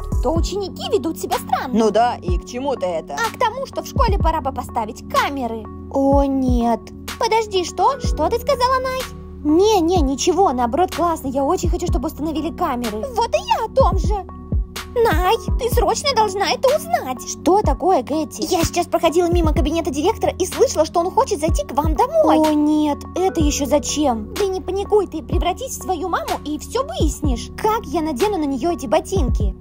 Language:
Russian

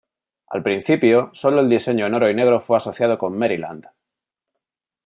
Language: Spanish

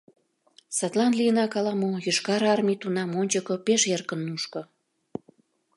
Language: Mari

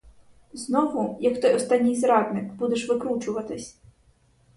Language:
Ukrainian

